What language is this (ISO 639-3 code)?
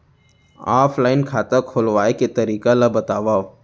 hne